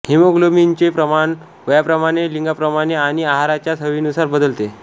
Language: Marathi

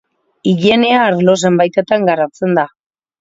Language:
Basque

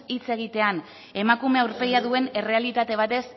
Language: Basque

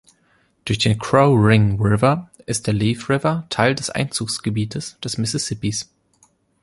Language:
German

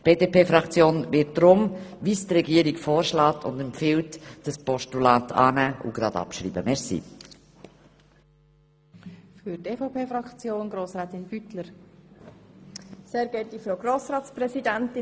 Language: Swiss German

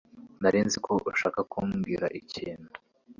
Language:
Kinyarwanda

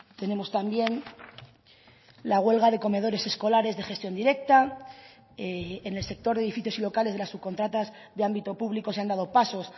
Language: Spanish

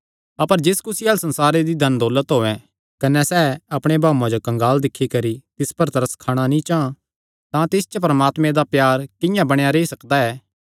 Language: Kangri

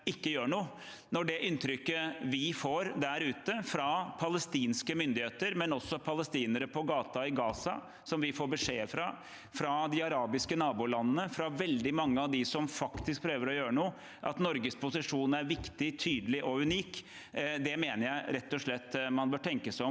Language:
Norwegian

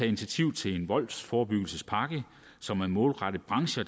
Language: Danish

